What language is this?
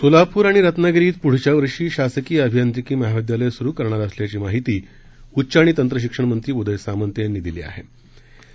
Marathi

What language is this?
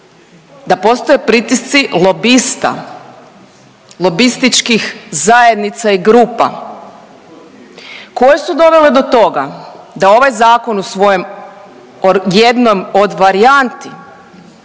Croatian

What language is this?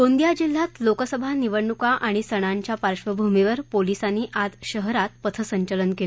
Marathi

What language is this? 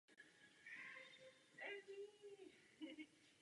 Czech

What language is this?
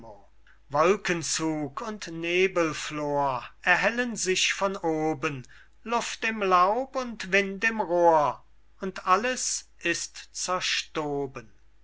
German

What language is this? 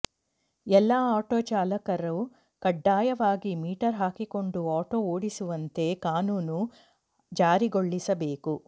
Kannada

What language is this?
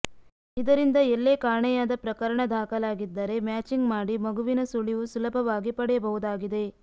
Kannada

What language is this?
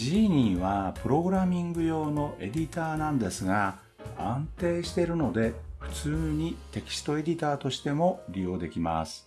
Japanese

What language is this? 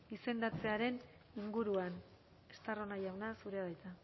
Basque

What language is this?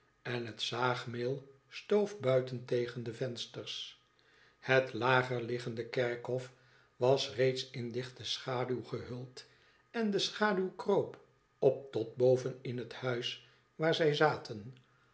Dutch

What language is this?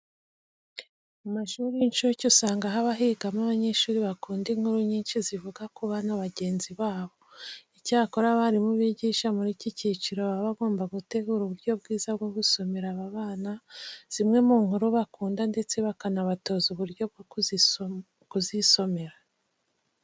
Kinyarwanda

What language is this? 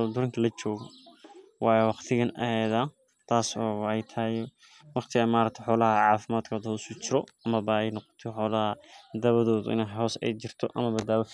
Somali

